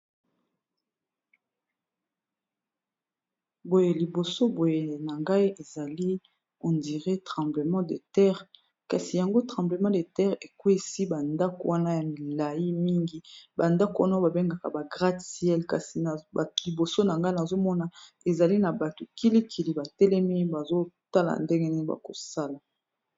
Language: Lingala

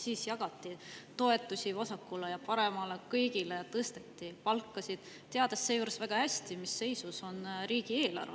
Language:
Estonian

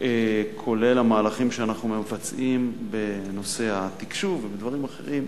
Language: Hebrew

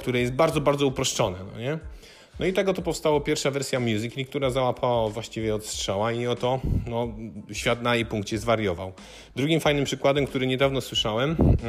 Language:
Polish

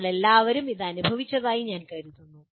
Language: Malayalam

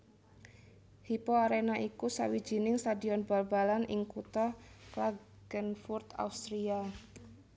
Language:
Javanese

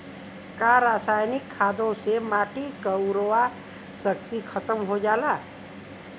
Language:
Bhojpuri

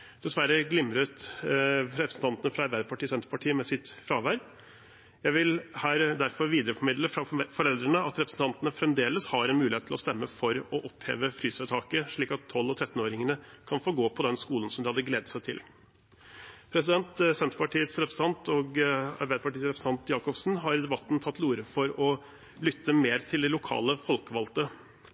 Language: Norwegian Bokmål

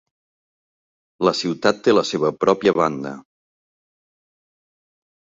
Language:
Catalan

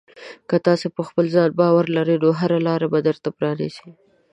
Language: Pashto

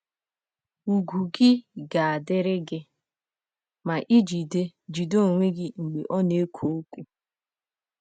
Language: Igbo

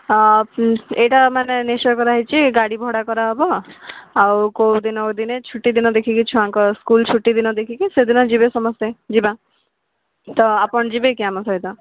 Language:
Odia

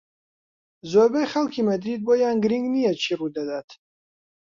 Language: Central Kurdish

